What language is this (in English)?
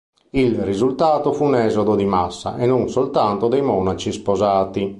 Italian